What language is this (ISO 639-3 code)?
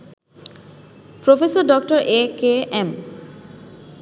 ben